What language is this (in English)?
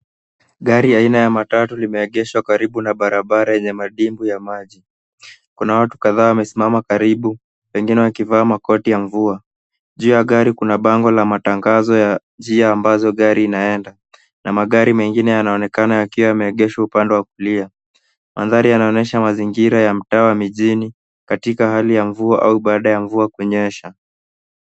Swahili